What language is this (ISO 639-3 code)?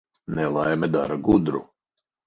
lav